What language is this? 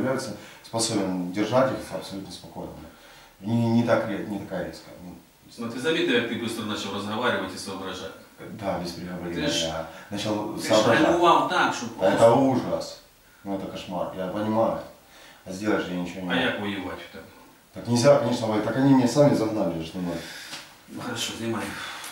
Russian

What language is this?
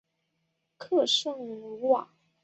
Chinese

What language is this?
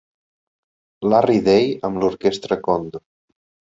Catalan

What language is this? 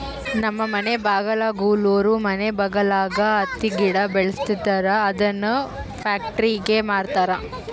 Kannada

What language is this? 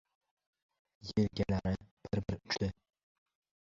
Uzbek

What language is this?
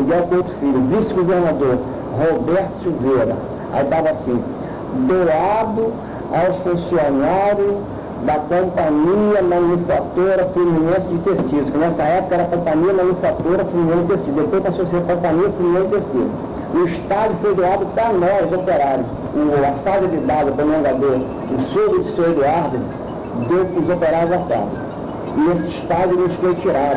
Portuguese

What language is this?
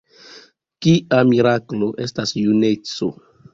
Esperanto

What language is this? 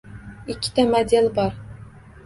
Uzbek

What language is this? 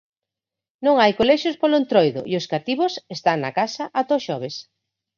Galician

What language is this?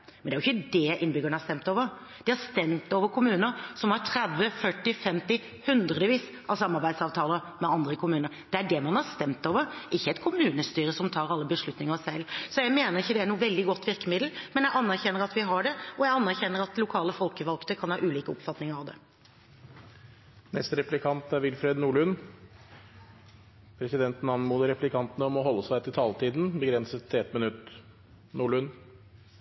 Norwegian Bokmål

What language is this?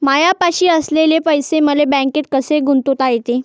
Marathi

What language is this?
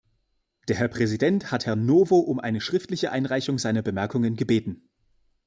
German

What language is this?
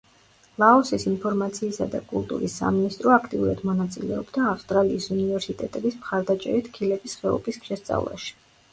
Georgian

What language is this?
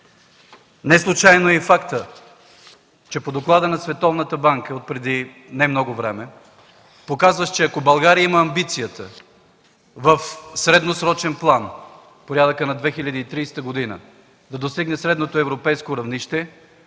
Bulgarian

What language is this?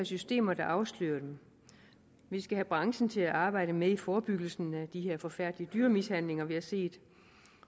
Danish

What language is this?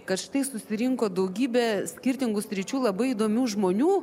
Lithuanian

